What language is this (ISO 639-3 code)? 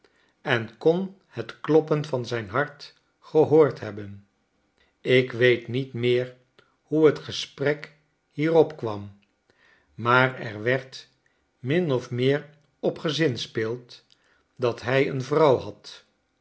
nld